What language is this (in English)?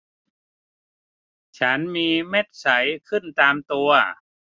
Thai